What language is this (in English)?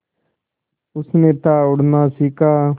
Hindi